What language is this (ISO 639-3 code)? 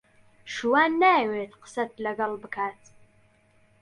ckb